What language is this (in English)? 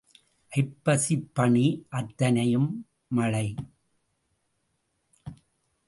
Tamil